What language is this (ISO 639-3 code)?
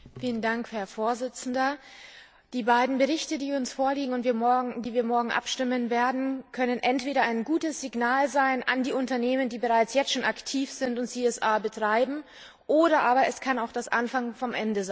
deu